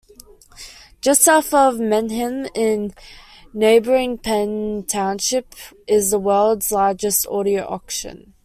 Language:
English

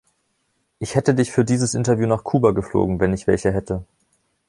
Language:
German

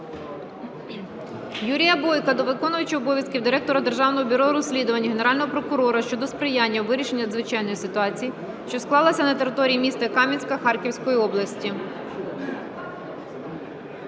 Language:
Ukrainian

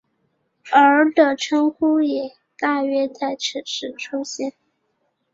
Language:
Chinese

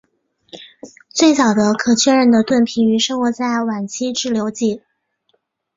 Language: Chinese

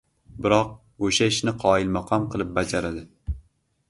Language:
Uzbek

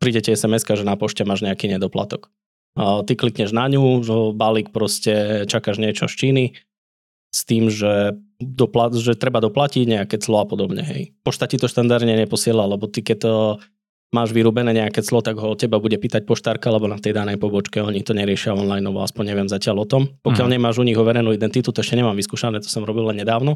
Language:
Slovak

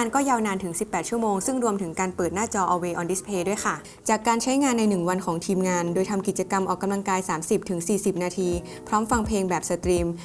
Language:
Thai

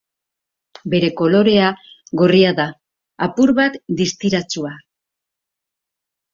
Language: Basque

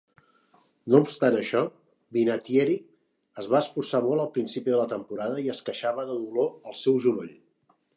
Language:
Catalan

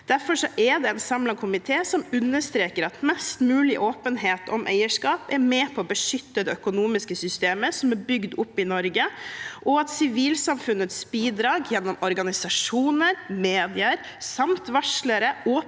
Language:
Norwegian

